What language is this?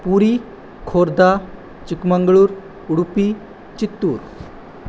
Sanskrit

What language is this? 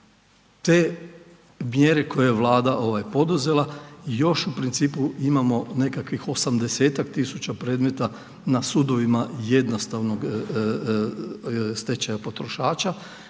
Croatian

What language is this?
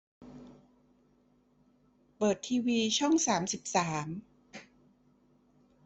Thai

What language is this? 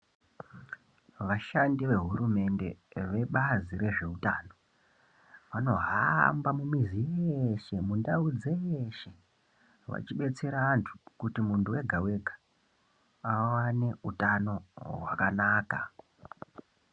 Ndau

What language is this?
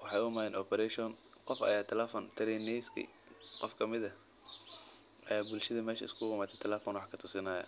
Somali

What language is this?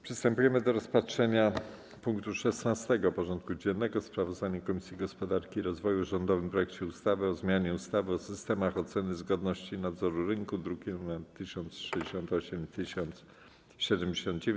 Polish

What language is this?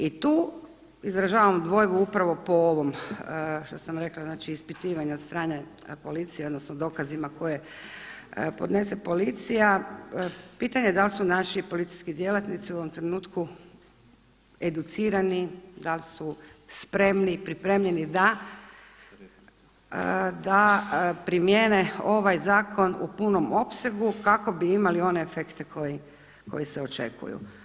Croatian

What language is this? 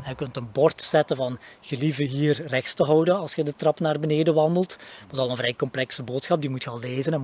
Dutch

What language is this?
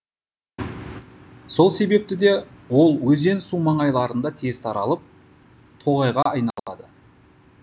Kazakh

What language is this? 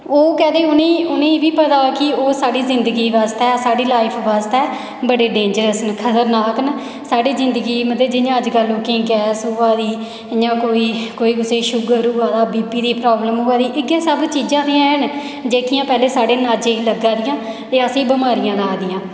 Dogri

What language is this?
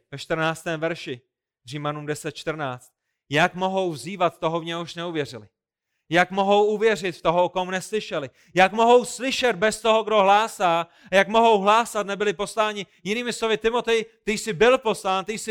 Czech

